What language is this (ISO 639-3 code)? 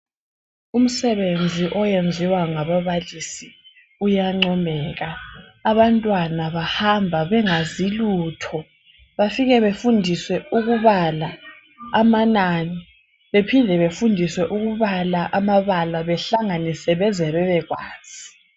nde